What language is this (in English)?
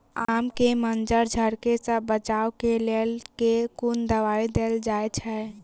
Maithili